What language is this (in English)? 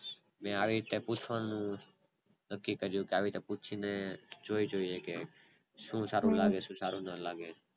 Gujarati